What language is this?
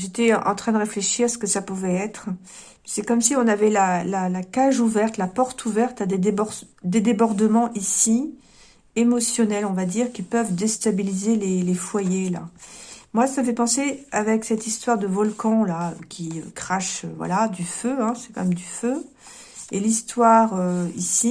French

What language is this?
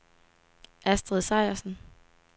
Danish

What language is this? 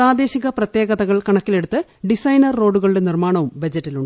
Malayalam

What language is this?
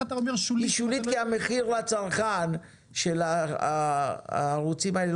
Hebrew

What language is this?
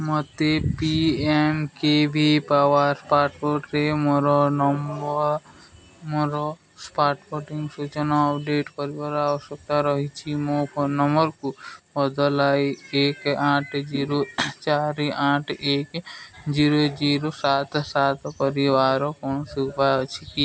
Odia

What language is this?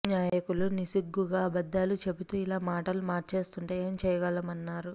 Telugu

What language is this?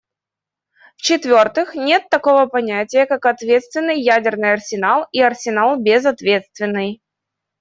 Russian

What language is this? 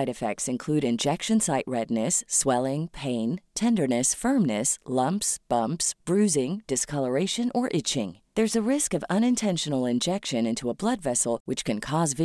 Swedish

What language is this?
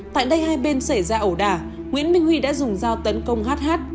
Vietnamese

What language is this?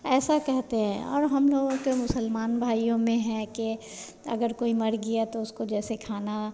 Hindi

